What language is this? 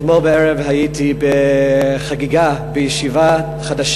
Hebrew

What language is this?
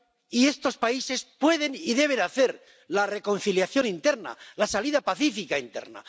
Spanish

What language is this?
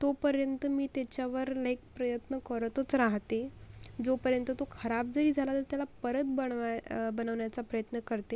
Marathi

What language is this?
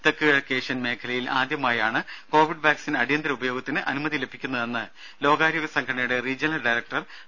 Malayalam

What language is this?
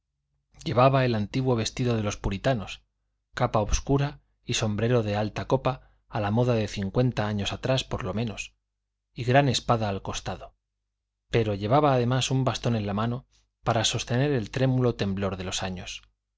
Spanish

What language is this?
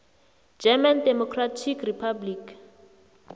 South Ndebele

